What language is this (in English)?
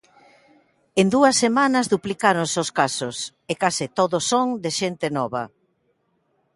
Galician